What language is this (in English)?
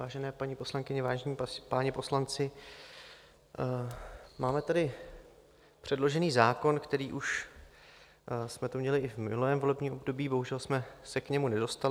Czech